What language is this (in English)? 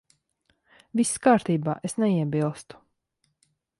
Latvian